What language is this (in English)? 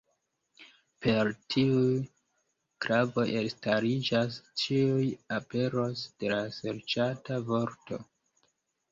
Esperanto